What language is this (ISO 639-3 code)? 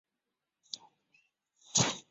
zho